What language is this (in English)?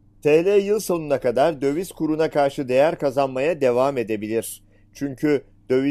Turkish